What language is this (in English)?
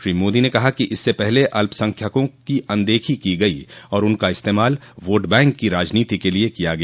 Hindi